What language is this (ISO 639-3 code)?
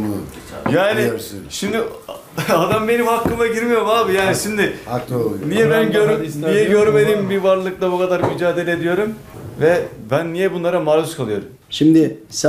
tur